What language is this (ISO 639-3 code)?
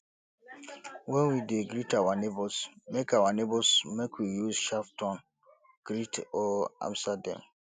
pcm